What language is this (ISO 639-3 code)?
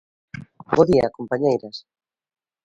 glg